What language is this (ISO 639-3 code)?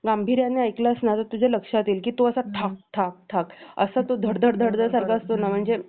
mar